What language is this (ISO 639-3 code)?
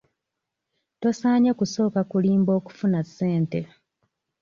lug